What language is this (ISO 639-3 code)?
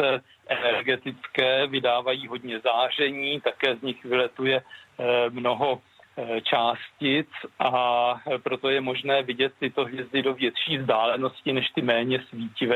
ces